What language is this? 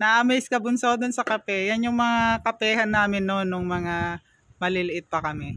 Filipino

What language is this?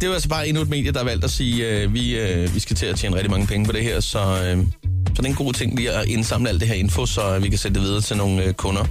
Danish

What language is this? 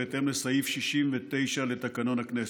Hebrew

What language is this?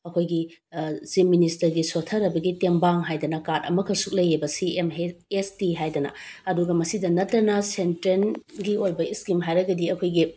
Manipuri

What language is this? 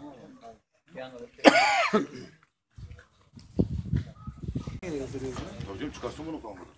Ukrainian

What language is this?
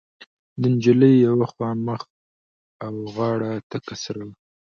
Pashto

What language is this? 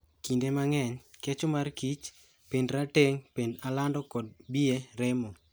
Luo (Kenya and Tanzania)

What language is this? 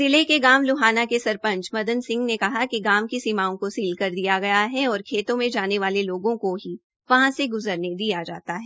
Hindi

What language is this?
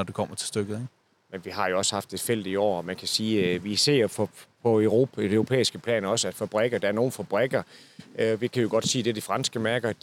Danish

